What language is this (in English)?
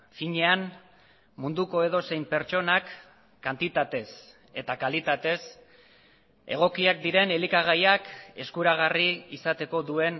Basque